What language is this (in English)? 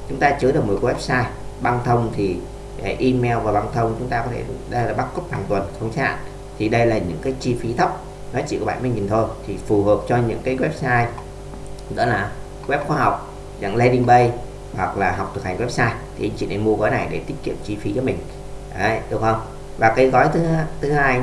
Vietnamese